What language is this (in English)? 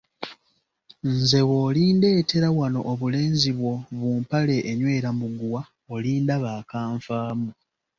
Ganda